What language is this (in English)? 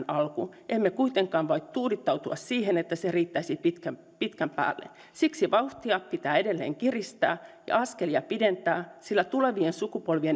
Finnish